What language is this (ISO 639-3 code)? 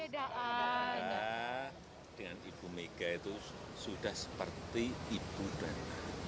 ind